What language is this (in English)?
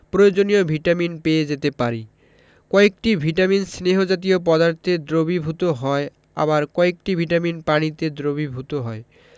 Bangla